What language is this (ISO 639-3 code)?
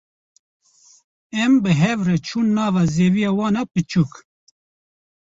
kur